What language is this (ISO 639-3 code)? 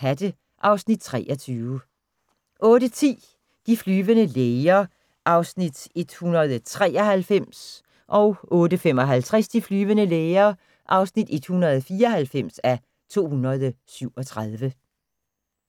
dan